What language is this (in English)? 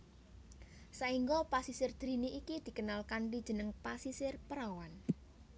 Javanese